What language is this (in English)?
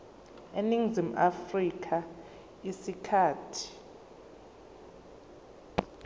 Zulu